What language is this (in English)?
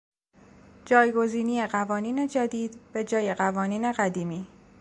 Persian